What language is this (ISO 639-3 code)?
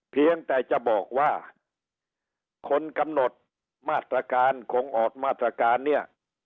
tha